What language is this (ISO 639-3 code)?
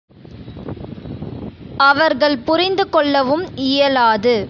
tam